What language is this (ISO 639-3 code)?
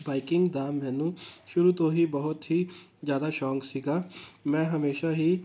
pan